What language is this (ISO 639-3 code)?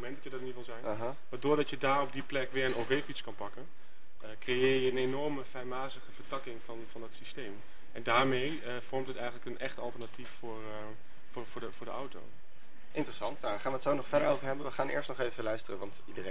nld